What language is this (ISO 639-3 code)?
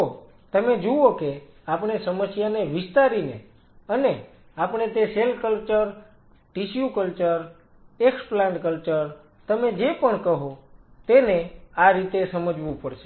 guj